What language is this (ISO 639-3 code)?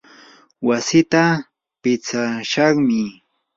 qur